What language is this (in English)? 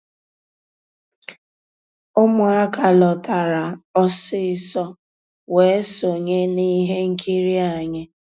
Igbo